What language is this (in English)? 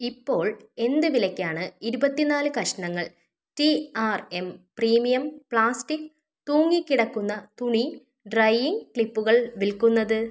Malayalam